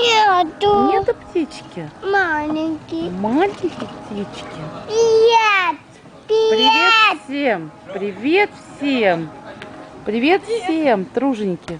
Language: Russian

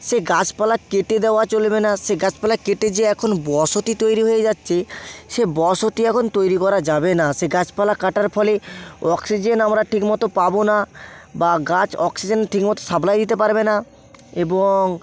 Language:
Bangla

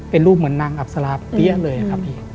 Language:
Thai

